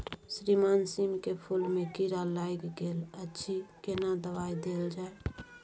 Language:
Maithili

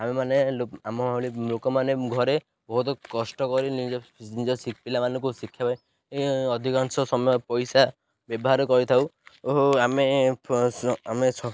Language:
Odia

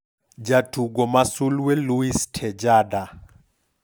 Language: Luo (Kenya and Tanzania)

